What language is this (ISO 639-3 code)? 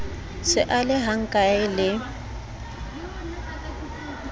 sot